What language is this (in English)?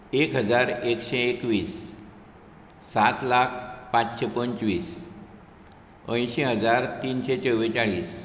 Konkani